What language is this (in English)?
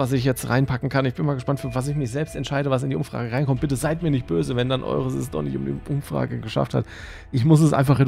German